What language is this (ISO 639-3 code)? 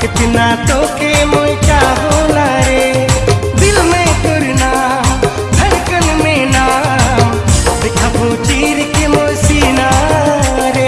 ind